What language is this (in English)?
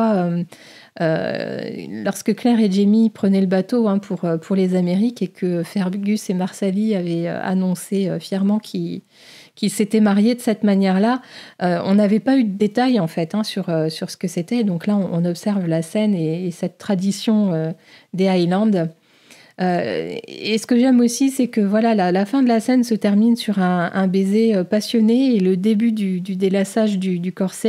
French